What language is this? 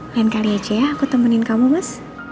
Indonesian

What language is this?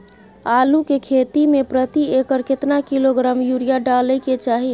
Maithili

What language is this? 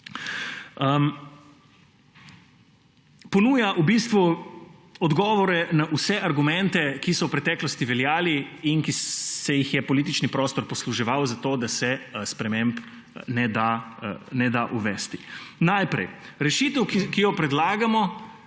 Slovenian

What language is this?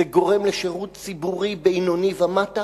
Hebrew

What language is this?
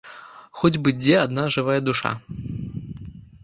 Belarusian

